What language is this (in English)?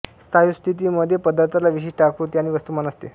Marathi